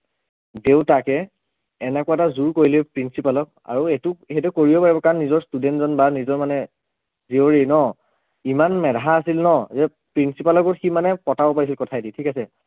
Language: Assamese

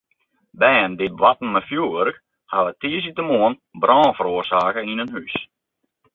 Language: Western Frisian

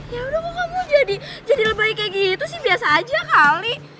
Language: Indonesian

